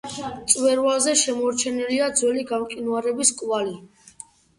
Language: Georgian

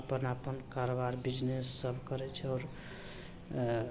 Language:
Maithili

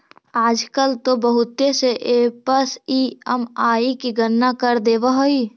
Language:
Magahi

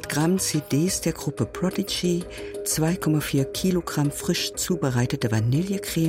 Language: German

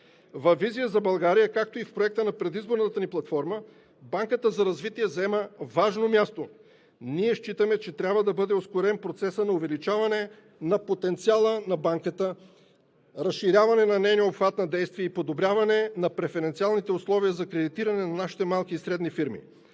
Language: Bulgarian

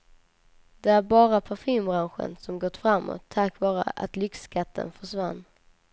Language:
Swedish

